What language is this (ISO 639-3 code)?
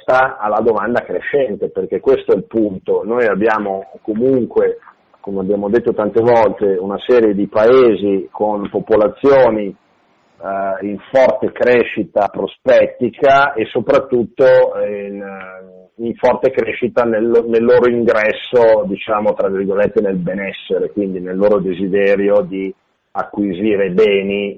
ita